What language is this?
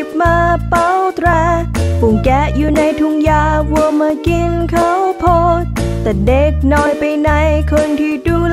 Thai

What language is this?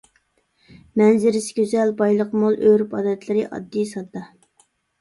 Uyghur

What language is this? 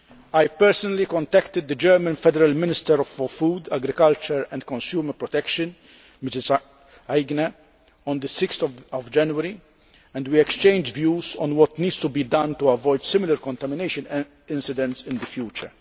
English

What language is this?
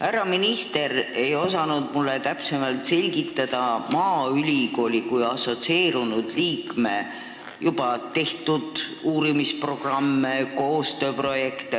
Estonian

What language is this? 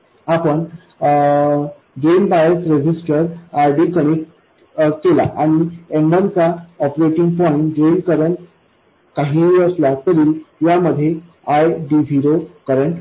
Marathi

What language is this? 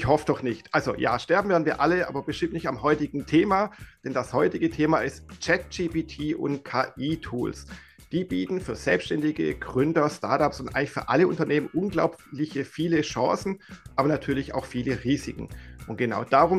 German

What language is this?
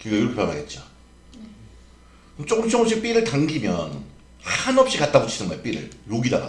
Korean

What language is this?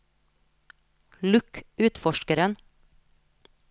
Norwegian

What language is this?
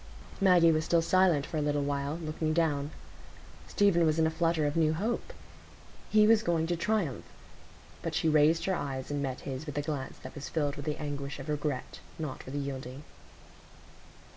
English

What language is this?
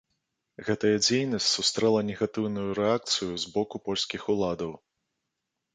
Belarusian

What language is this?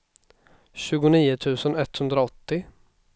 Swedish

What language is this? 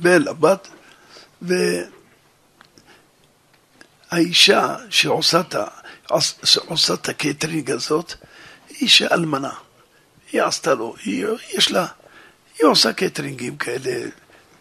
Hebrew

